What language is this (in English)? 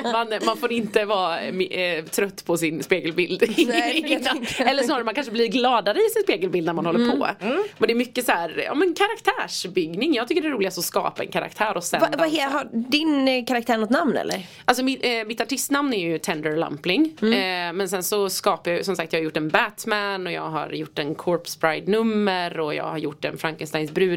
Swedish